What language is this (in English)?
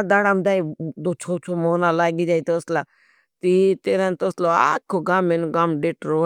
Bhili